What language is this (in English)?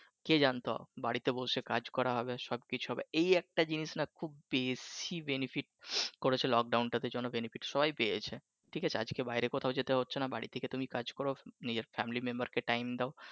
Bangla